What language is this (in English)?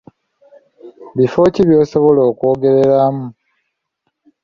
Ganda